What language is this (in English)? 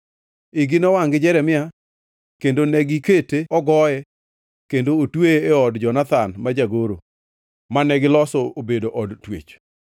Luo (Kenya and Tanzania)